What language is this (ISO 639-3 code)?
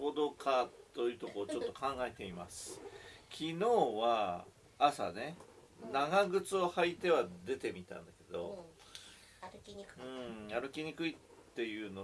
jpn